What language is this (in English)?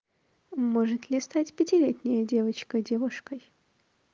Russian